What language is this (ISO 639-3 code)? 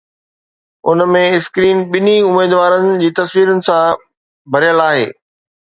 snd